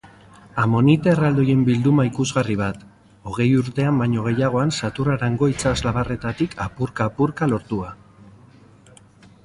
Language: Basque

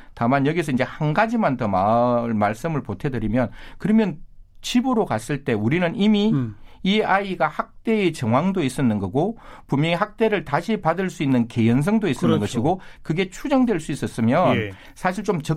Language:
Korean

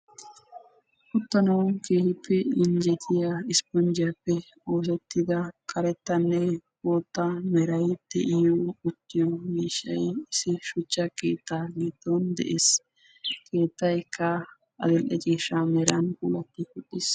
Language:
Wolaytta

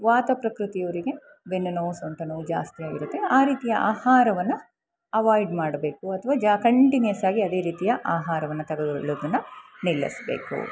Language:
Kannada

